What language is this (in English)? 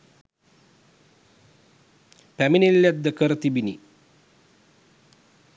Sinhala